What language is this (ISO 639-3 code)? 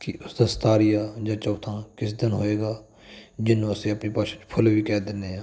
pan